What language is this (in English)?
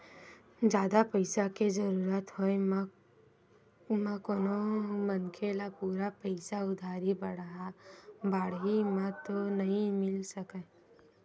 Chhattisgarhi